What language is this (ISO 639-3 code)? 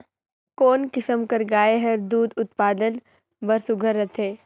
hne